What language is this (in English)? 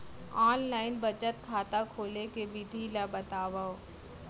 Chhattisgarhi